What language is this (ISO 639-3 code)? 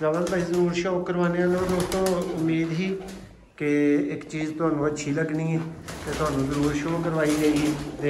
ron